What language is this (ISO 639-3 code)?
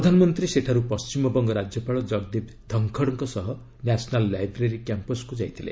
ori